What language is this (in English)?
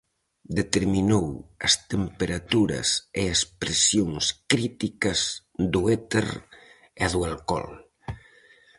Galician